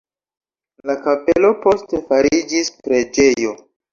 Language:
Esperanto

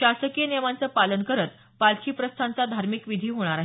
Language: Marathi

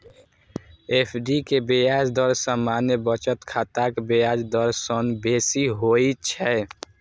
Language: Maithili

